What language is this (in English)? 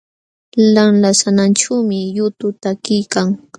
Jauja Wanca Quechua